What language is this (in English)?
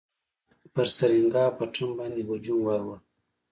Pashto